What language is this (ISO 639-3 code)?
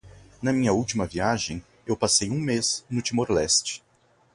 por